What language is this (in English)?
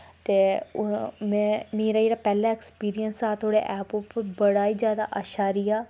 Dogri